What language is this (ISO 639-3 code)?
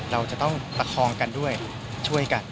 tha